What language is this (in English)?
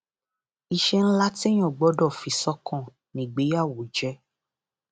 Yoruba